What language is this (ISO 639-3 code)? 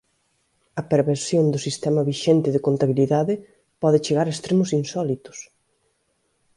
glg